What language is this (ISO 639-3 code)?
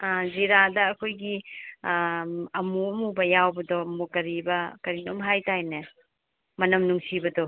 mni